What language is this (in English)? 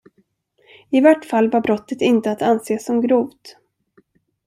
Swedish